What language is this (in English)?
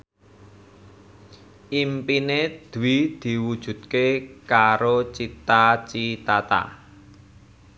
Javanese